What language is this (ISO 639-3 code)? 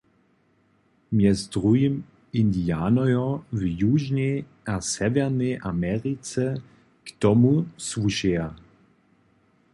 hsb